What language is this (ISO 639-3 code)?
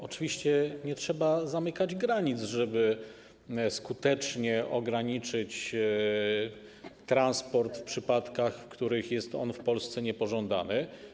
pol